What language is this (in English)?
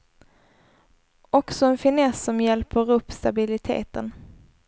Swedish